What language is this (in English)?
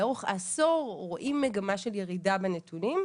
Hebrew